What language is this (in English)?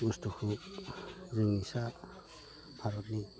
Bodo